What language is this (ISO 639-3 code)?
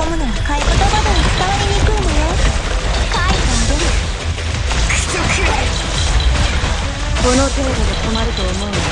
jpn